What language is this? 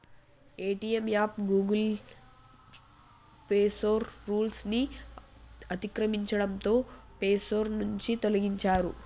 Telugu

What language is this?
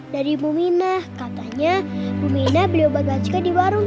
Indonesian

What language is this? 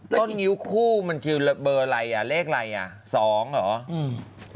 Thai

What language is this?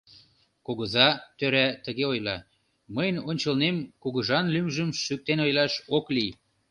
Mari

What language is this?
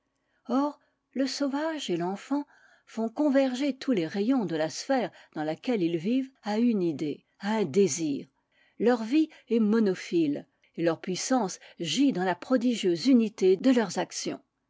French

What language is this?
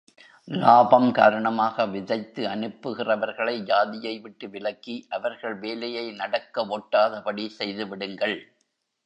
Tamil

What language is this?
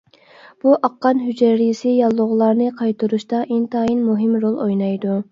Uyghur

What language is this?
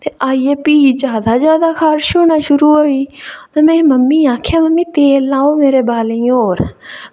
Dogri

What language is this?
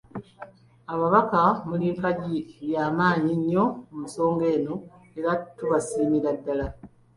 Ganda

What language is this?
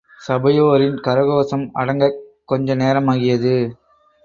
Tamil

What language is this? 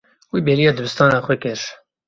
Kurdish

